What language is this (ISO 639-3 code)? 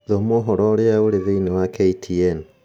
kik